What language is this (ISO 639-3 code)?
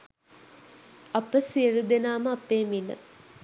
sin